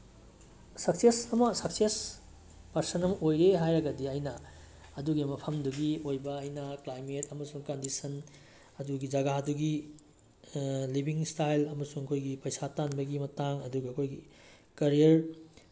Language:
Manipuri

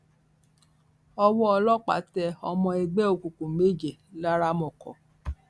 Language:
Yoruba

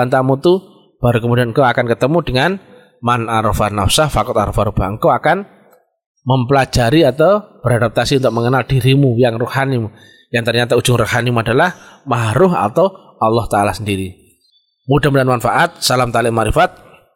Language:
Indonesian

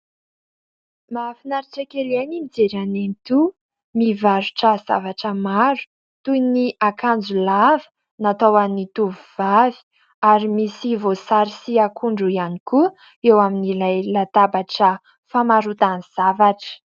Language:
Malagasy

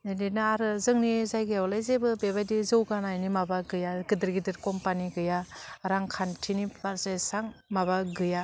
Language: Bodo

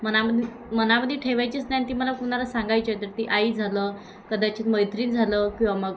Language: Marathi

